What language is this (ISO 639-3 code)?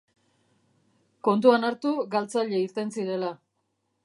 eus